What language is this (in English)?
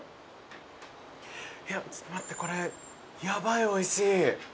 Japanese